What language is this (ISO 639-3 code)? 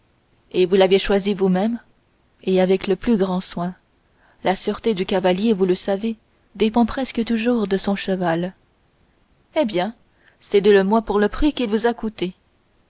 fra